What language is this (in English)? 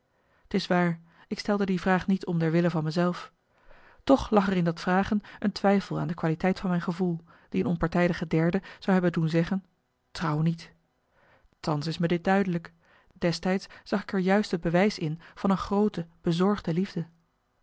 Dutch